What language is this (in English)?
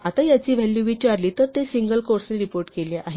Marathi